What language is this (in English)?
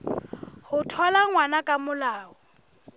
Southern Sotho